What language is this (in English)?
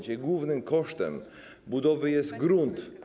Polish